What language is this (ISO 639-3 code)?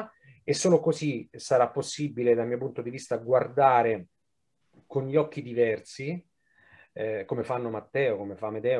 ita